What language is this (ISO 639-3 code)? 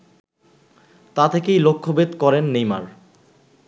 ben